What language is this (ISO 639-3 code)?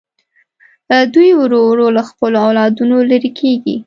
pus